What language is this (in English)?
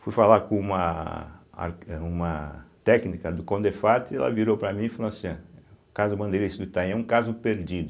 Portuguese